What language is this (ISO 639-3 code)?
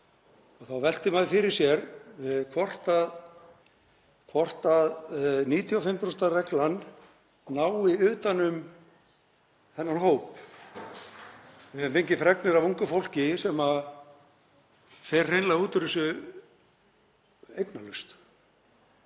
isl